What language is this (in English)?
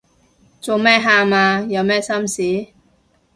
Cantonese